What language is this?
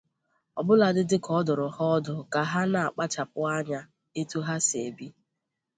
Igbo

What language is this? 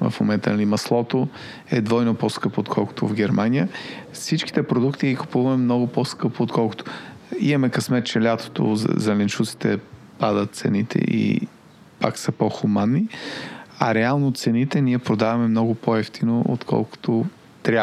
Bulgarian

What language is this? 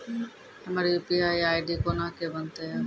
Maithili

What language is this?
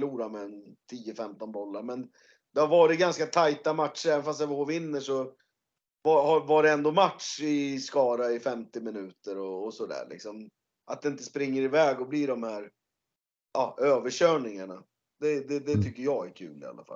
Swedish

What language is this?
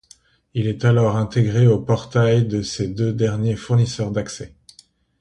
French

